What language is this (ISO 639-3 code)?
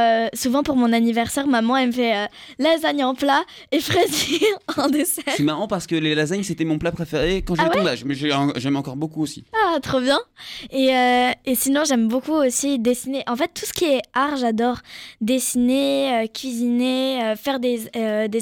fra